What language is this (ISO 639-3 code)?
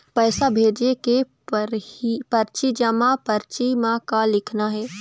hne